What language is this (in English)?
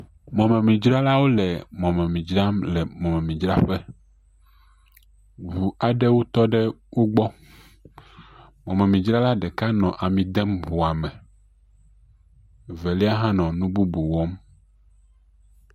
Ewe